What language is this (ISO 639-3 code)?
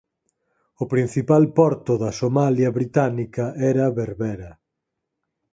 glg